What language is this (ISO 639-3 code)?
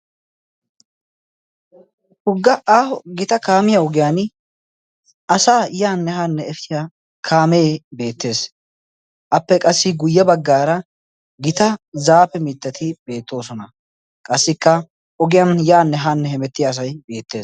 wal